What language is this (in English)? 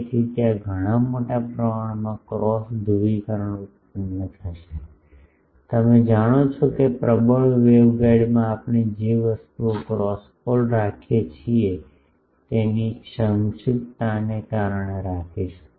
Gujarati